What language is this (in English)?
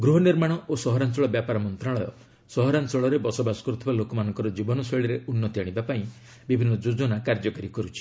Odia